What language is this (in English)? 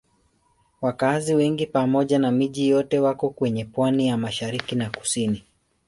Swahili